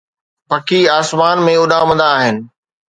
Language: Sindhi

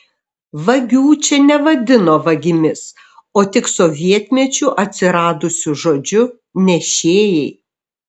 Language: Lithuanian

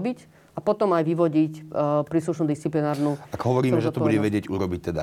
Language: Slovak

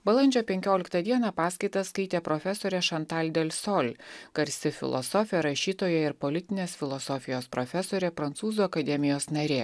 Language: Lithuanian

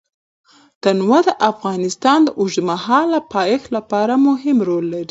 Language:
Pashto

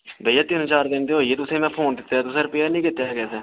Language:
Dogri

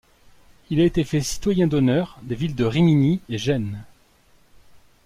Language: French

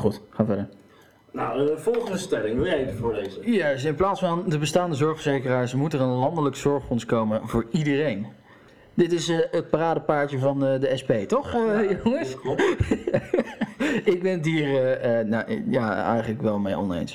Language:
Dutch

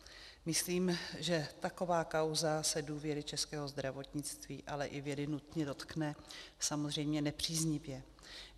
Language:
Czech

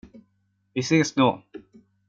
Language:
Swedish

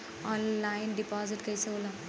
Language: Bhojpuri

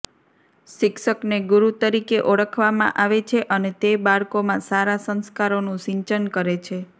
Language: Gujarati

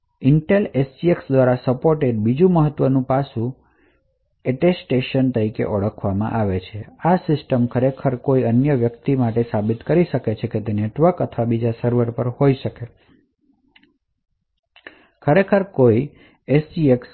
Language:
Gujarati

